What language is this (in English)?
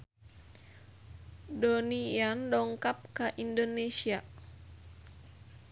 Sundanese